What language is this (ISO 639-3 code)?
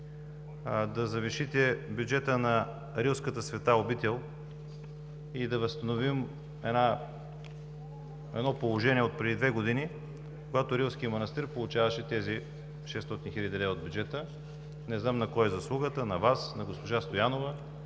bul